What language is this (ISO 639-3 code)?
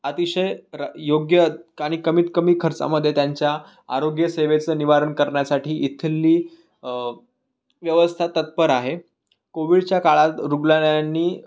mar